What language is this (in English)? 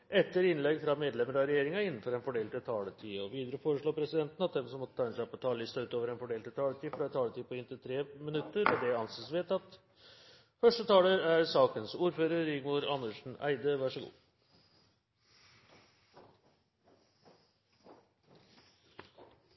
Norwegian Bokmål